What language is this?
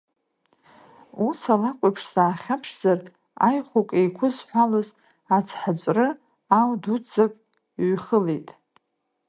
Abkhazian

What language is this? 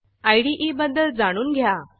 Marathi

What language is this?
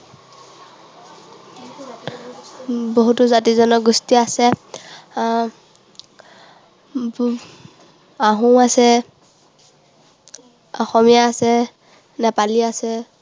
Assamese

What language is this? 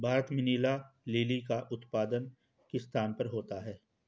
Hindi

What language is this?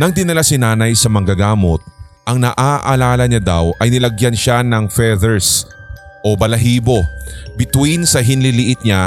Filipino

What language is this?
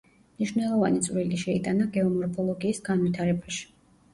Georgian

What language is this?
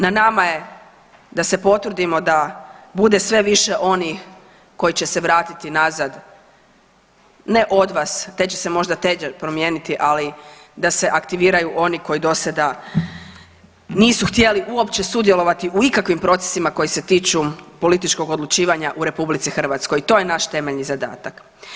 Croatian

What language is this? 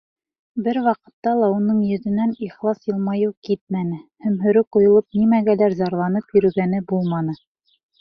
Bashkir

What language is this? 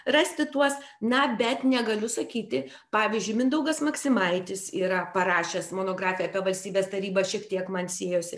Lithuanian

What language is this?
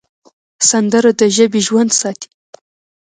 Pashto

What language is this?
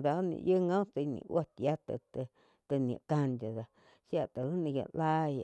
Quiotepec Chinantec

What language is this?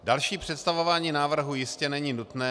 Czech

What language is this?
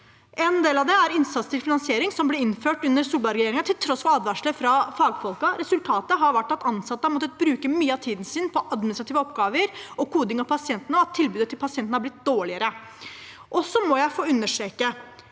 Norwegian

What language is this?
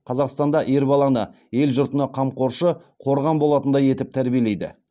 Kazakh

